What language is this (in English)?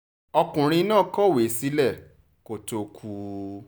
Yoruba